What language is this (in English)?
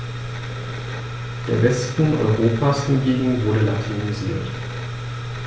German